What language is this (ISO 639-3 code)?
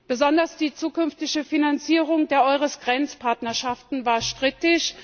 deu